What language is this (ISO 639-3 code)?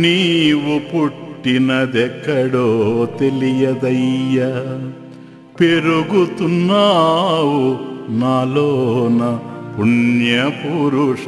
tel